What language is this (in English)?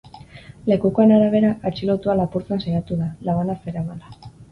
Basque